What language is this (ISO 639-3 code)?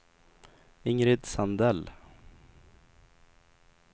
swe